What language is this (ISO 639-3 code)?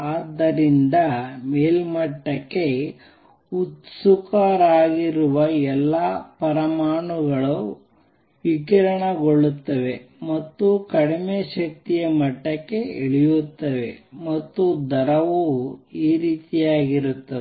kan